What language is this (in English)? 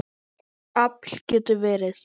Icelandic